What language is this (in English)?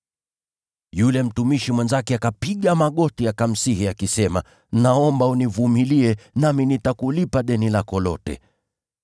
Swahili